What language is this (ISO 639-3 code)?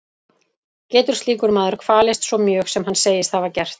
isl